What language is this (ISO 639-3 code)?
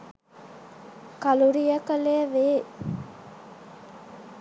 sin